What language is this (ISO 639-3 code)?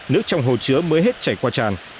vie